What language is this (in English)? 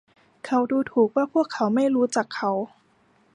Thai